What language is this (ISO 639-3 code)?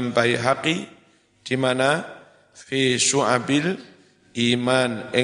ind